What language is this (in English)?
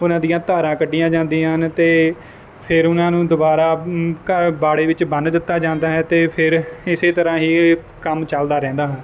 Punjabi